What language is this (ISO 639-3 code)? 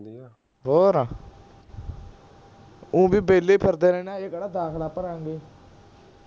pan